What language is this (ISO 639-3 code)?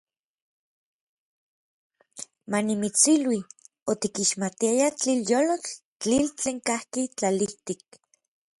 nlv